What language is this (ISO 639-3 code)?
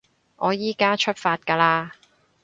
yue